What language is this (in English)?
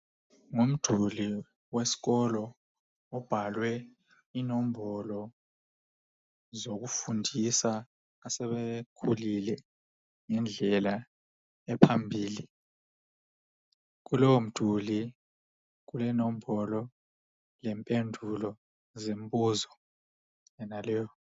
North Ndebele